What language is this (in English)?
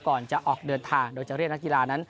Thai